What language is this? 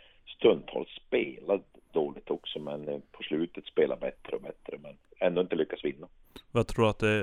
Swedish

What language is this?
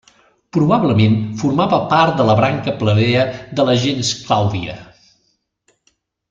Catalan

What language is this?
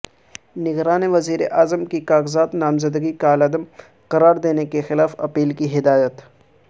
Urdu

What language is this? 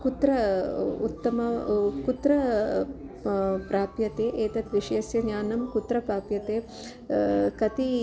Sanskrit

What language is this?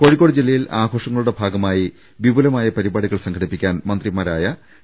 Malayalam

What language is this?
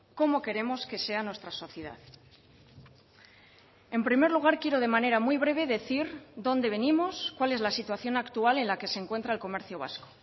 Spanish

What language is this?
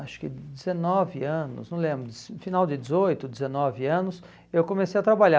Portuguese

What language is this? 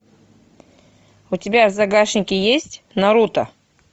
Russian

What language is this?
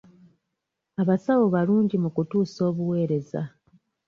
Ganda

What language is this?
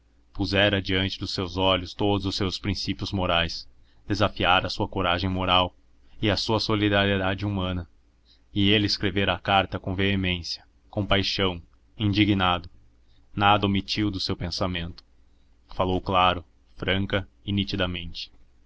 Portuguese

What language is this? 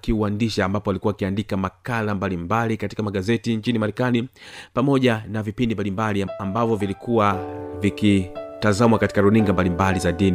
Swahili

